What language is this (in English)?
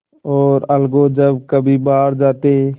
Hindi